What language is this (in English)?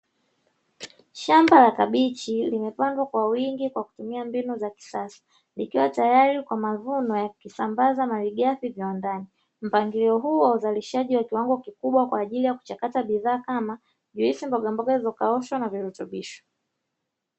Swahili